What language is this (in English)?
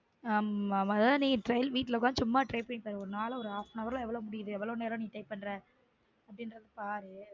Tamil